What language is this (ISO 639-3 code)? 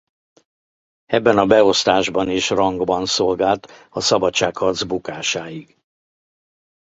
hun